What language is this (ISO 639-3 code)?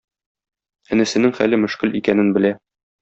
tat